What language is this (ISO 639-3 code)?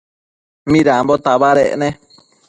mcf